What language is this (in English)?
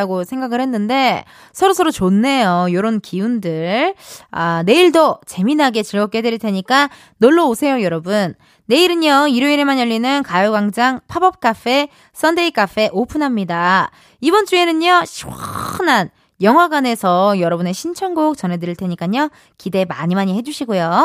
Korean